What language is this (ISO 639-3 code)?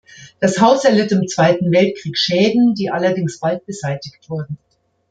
deu